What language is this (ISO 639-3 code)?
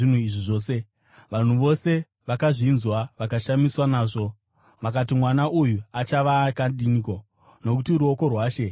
sna